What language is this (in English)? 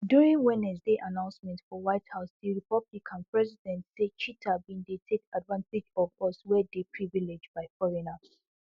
Nigerian Pidgin